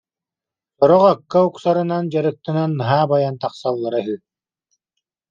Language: Yakut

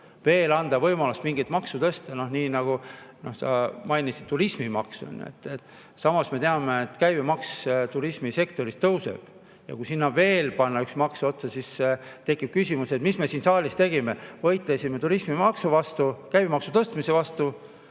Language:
Estonian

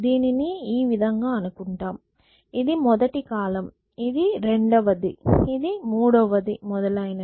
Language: Telugu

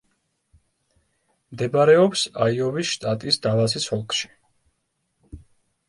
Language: Georgian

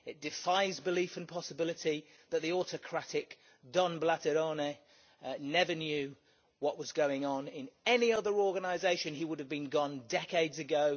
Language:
English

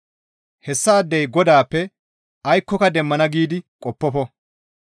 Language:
Gamo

